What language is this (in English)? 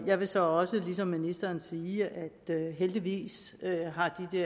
Danish